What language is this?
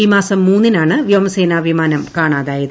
Malayalam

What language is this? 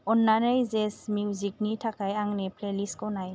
Bodo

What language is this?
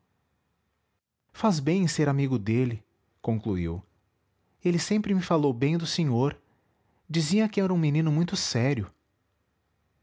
Portuguese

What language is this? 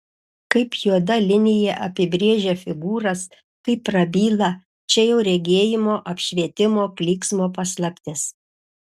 Lithuanian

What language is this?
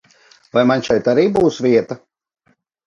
Latvian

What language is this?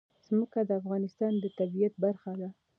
Pashto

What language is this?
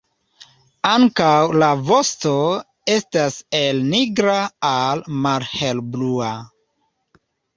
Esperanto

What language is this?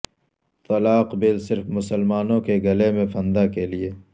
Urdu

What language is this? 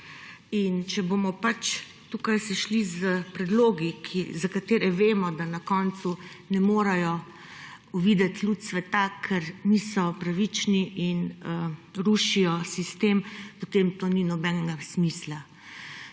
Slovenian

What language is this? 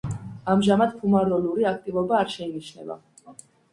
Georgian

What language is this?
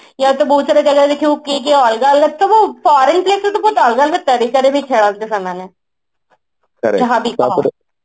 Odia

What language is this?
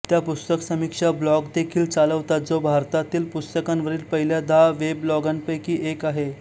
Marathi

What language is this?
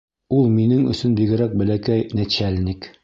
Bashkir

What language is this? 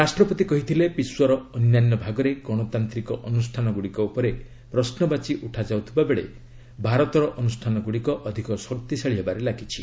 Odia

